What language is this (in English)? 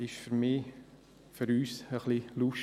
Swiss German